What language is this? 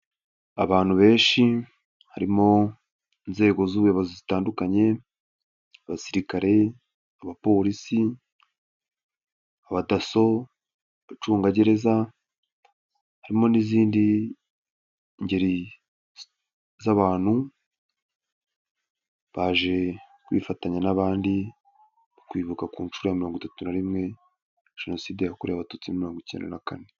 Kinyarwanda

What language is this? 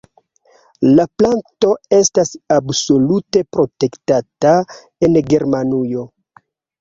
Esperanto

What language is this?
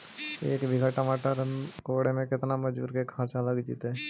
Magahi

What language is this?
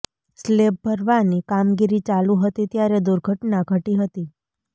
Gujarati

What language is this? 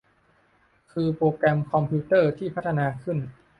Thai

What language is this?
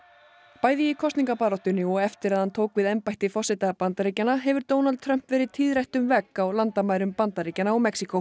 Icelandic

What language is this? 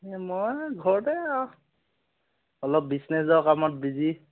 Assamese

